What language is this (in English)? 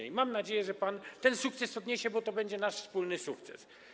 Polish